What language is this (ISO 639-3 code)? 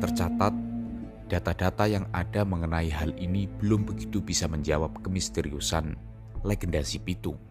ind